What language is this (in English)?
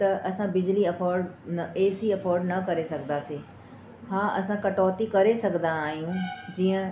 Sindhi